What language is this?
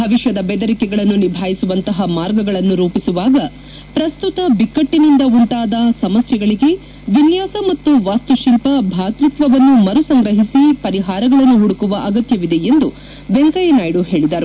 Kannada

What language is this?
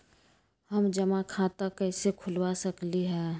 Magahi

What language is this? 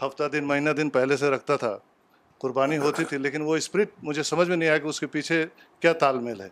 Urdu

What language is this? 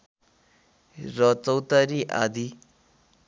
Nepali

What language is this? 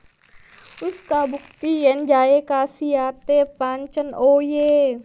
Javanese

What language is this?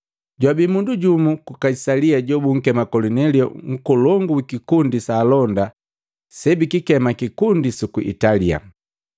Matengo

